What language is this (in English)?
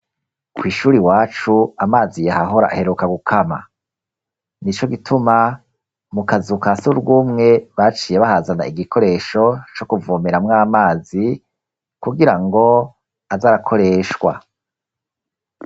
Rundi